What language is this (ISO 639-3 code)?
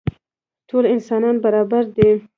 pus